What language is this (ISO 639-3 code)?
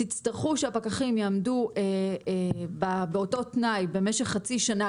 heb